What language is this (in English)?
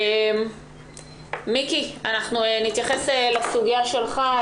Hebrew